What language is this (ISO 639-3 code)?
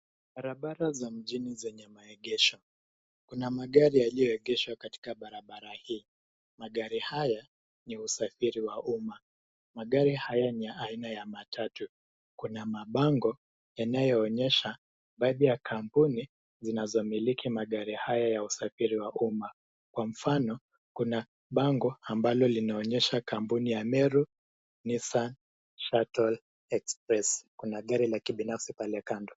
swa